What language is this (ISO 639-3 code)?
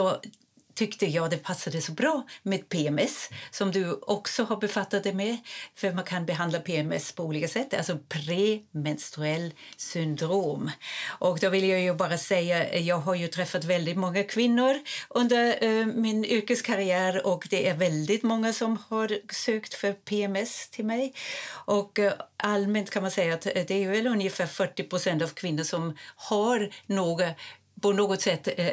swe